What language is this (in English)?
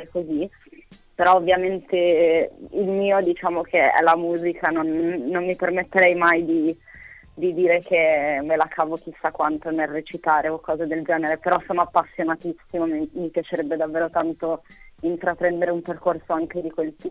Italian